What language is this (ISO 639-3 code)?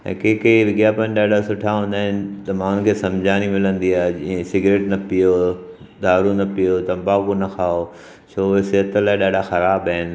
snd